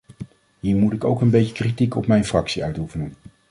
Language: Dutch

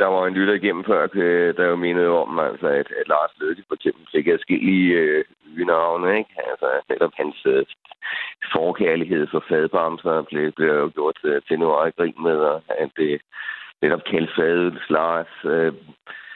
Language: Danish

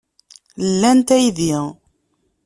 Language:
Kabyle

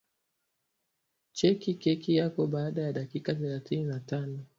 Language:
Swahili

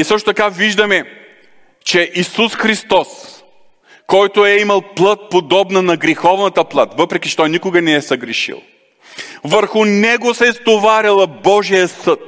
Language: Bulgarian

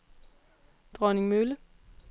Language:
Danish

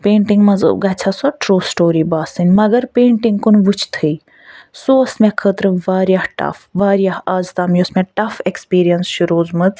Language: Kashmiri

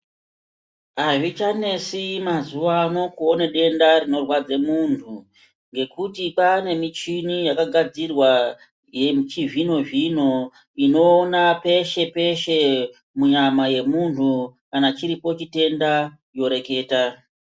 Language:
Ndau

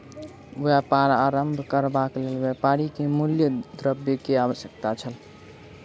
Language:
Maithili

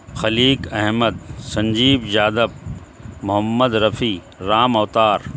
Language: Urdu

